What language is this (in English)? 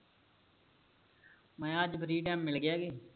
Punjabi